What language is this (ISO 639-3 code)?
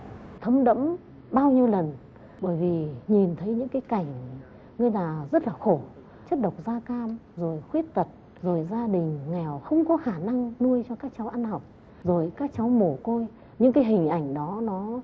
vie